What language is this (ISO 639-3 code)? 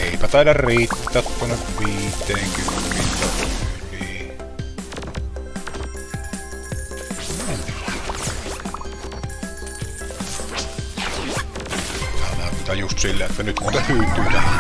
fin